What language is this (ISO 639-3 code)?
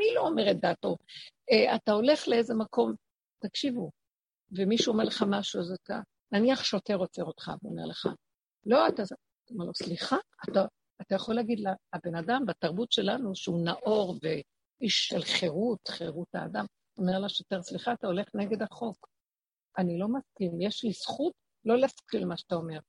heb